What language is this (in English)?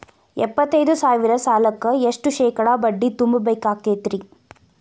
Kannada